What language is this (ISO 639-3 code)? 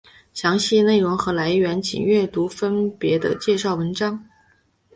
zho